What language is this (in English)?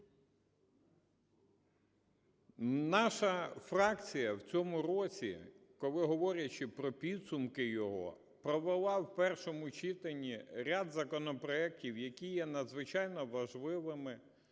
Ukrainian